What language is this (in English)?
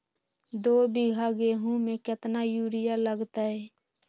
Magahi